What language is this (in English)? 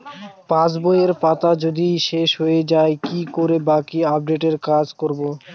Bangla